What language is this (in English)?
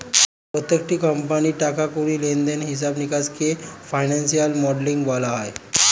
Bangla